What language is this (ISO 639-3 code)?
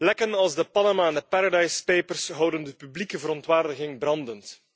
nld